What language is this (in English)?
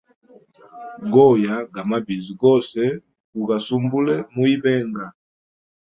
Hemba